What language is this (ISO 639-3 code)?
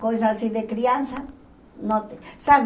por